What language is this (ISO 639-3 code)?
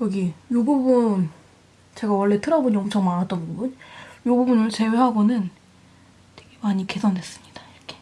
kor